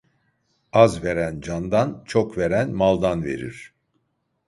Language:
Turkish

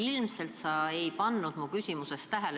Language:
Estonian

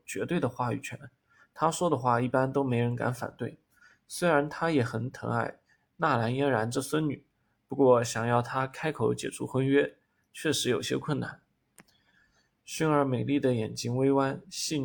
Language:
Chinese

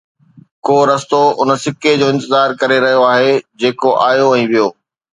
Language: Sindhi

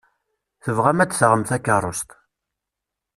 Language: Kabyle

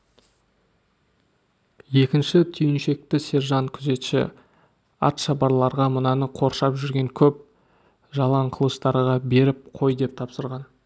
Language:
Kazakh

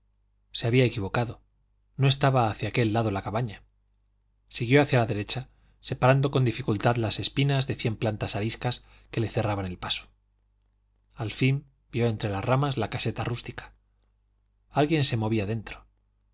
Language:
Spanish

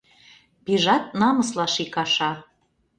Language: Mari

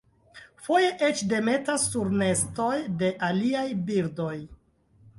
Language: Esperanto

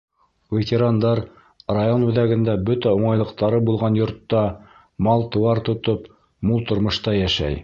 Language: Bashkir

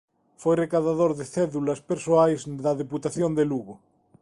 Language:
Galician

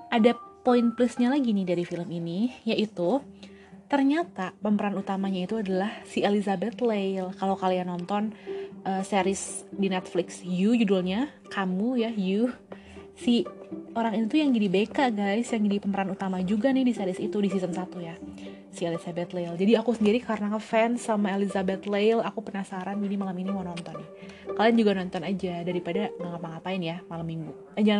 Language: Indonesian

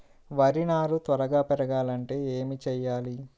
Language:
Telugu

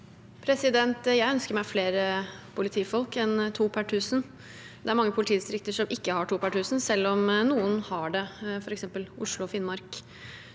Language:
Norwegian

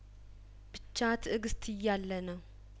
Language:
Amharic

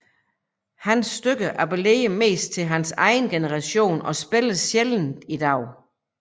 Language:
Danish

